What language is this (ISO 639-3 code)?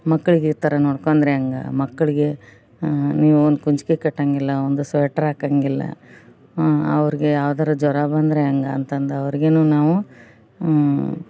kan